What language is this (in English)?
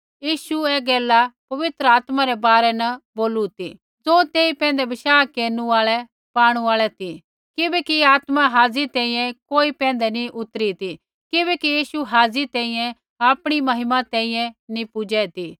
Kullu Pahari